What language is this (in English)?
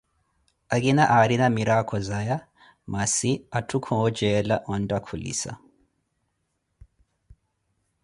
Koti